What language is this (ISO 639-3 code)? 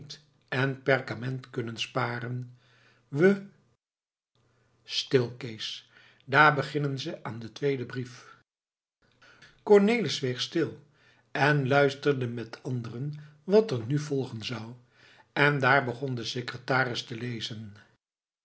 nld